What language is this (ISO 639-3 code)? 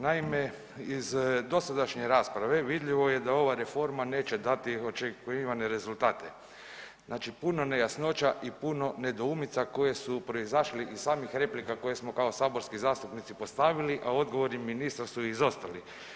hrv